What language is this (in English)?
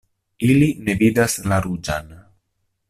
Esperanto